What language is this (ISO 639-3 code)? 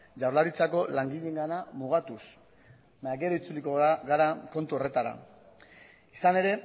eus